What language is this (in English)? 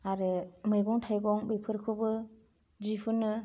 Bodo